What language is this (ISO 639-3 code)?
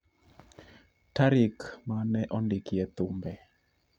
luo